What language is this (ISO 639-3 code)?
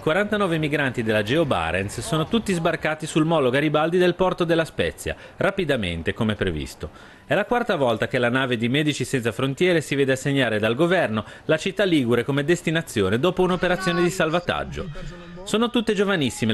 ita